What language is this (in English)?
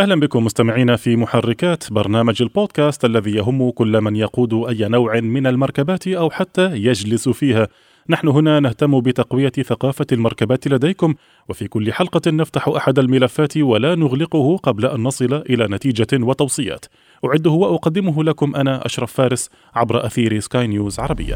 Arabic